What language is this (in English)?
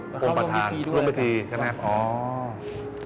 Thai